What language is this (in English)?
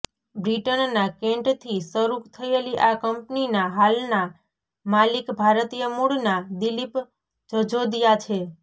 Gujarati